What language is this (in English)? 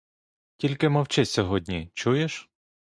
Ukrainian